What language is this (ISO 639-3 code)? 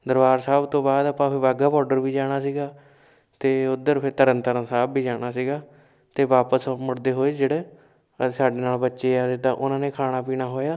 pan